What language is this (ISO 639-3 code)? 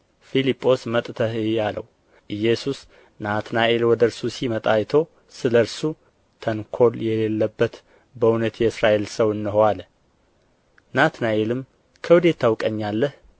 amh